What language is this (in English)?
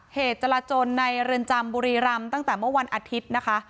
Thai